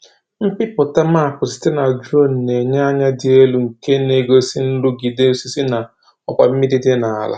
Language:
Igbo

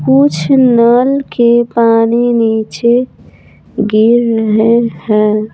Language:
Hindi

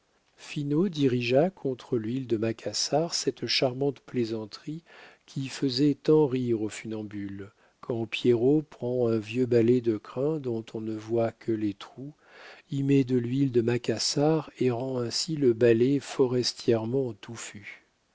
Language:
French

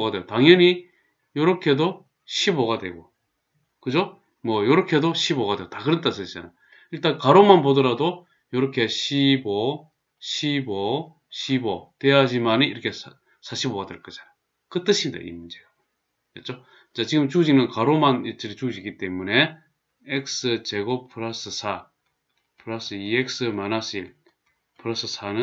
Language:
Korean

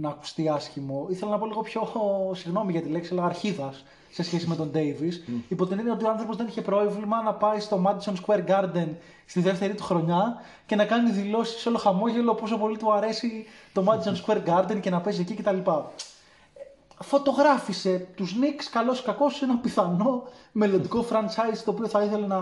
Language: Greek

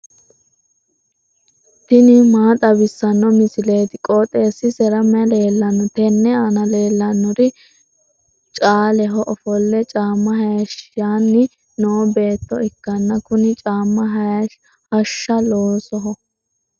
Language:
Sidamo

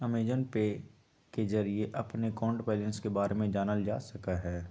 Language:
Magahi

